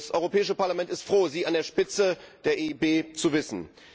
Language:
German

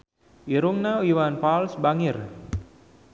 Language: Sundanese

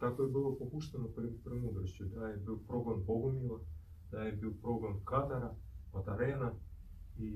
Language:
Croatian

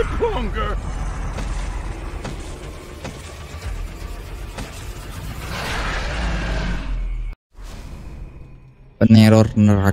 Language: Indonesian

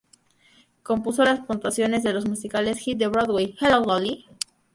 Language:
Spanish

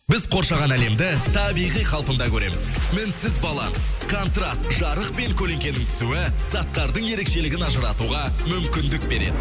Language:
Kazakh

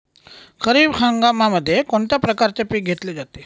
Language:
Marathi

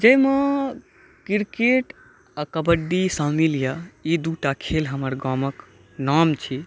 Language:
Maithili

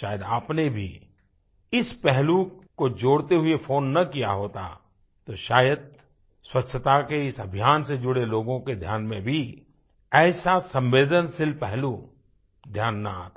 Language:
Hindi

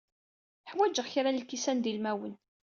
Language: Kabyle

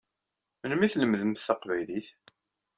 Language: Kabyle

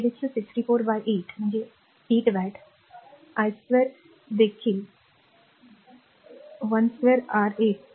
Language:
Marathi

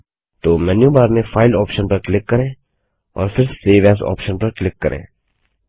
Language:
Hindi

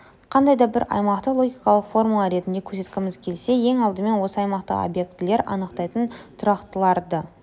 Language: Kazakh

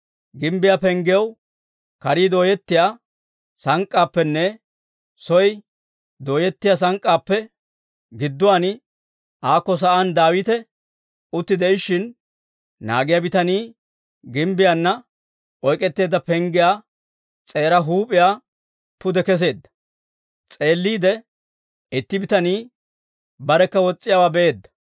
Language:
Dawro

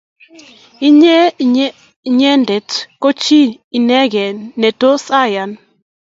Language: Kalenjin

